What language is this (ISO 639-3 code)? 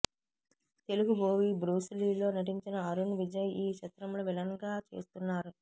tel